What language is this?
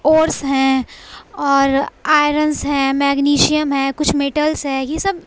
Urdu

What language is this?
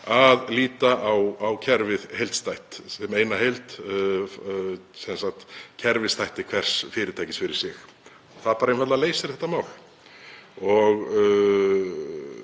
Icelandic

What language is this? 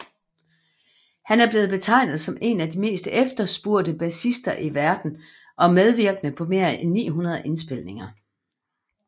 Danish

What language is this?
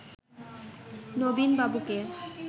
Bangla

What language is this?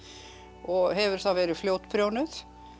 Icelandic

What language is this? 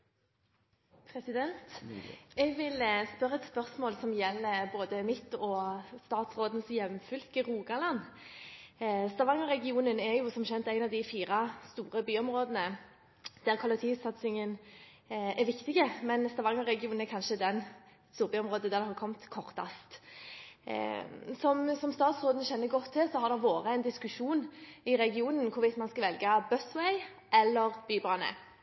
Norwegian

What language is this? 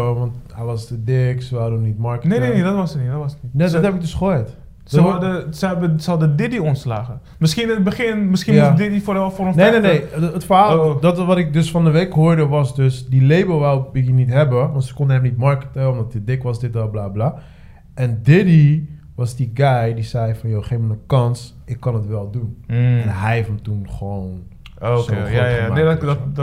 Dutch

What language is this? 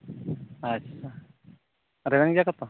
Santali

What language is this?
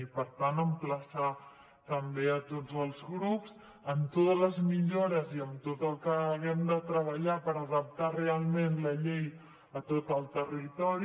Catalan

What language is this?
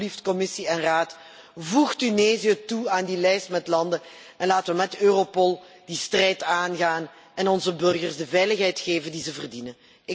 Dutch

